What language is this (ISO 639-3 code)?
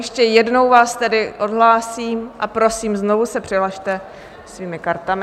ces